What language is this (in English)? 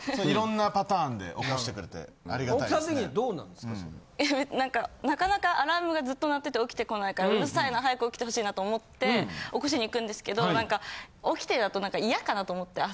Japanese